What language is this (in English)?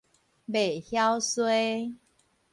Min Nan Chinese